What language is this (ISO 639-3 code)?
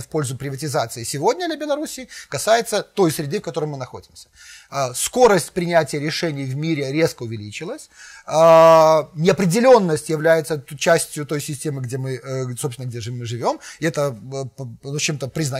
rus